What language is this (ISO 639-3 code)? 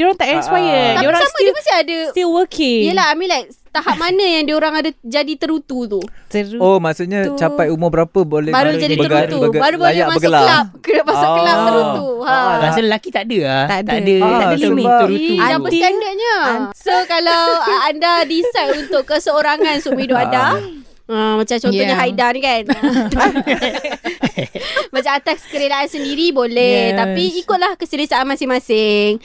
msa